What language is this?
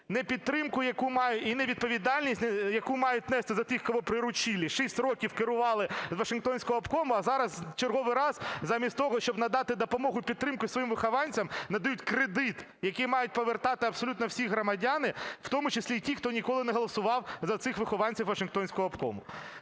Ukrainian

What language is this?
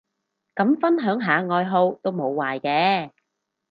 Cantonese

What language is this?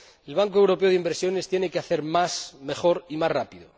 Spanish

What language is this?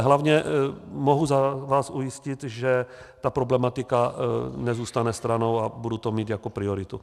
Czech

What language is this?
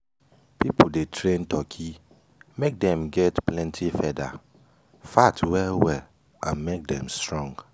Nigerian Pidgin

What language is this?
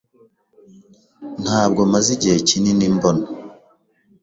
Kinyarwanda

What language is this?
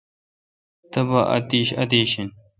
Kalkoti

